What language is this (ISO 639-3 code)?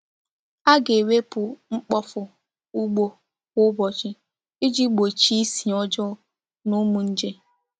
ibo